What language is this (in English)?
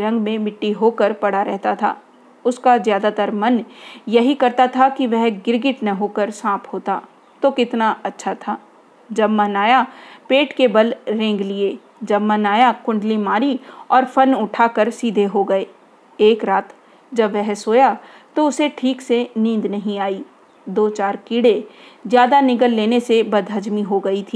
Hindi